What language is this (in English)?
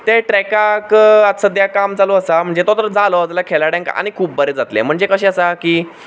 Konkani